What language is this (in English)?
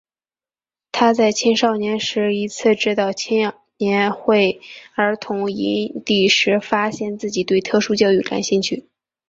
Chinese